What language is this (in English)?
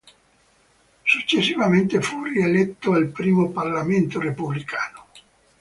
Italian